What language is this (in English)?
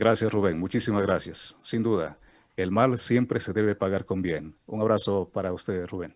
Spanish